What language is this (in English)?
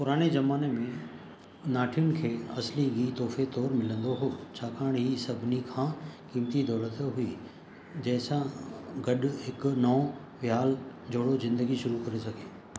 Sindhi